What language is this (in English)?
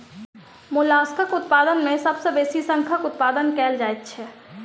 Maithili